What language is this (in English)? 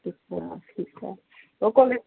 Punjabi